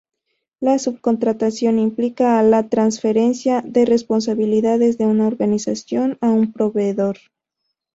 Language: Spanish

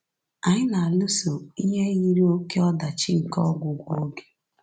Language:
Igbo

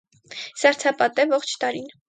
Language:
Armenian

